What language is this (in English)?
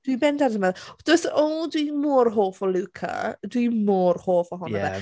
Welsh